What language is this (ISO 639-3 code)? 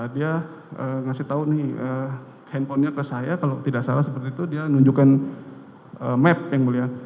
ind